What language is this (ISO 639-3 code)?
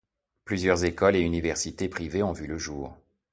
fra